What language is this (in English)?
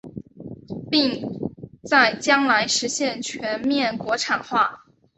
Chinese